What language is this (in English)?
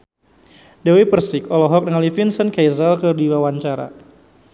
Sundanese